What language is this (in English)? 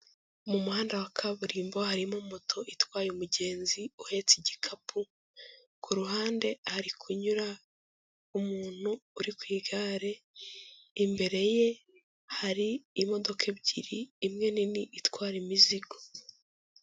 Kinyarwanda